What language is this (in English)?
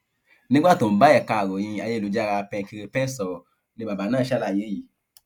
Yoruba